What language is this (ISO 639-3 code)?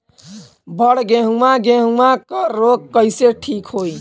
bho